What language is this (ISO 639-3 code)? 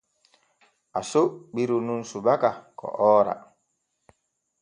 fue